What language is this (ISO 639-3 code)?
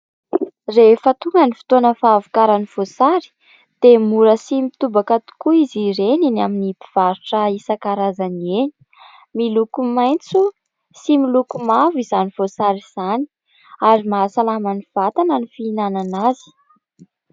mlg